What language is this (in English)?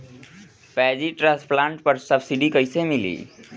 Bhojpuri